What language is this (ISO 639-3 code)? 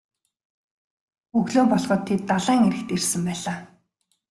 mon